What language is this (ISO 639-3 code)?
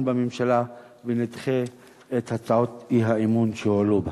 heb